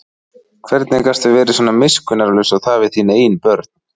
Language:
Icelandic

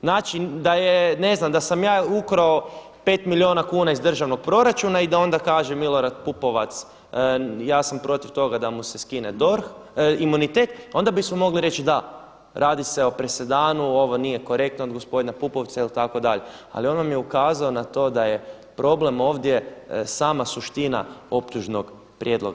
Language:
Croatian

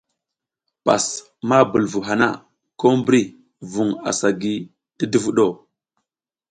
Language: South Giziga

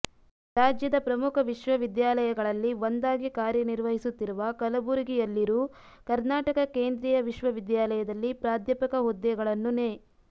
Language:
Kannada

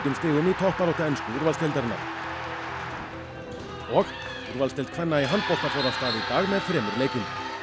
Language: Icelandic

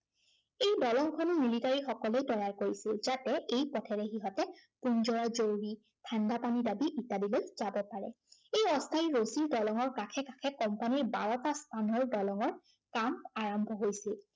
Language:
Assamese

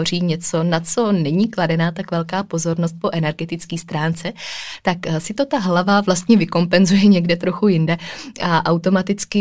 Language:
Czech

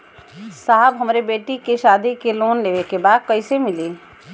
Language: Bhojpuri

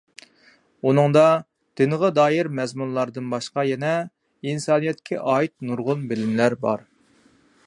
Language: Uyghur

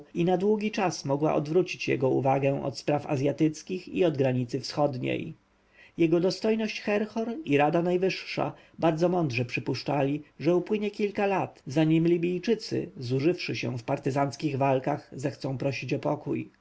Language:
Polish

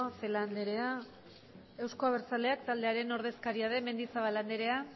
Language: Basque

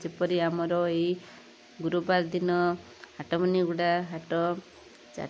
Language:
Odia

